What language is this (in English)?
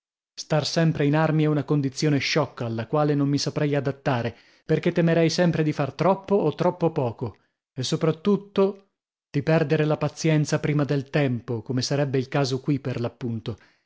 Italian